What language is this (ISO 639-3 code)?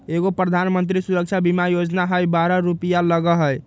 mag